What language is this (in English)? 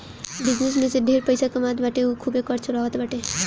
Bhojpuri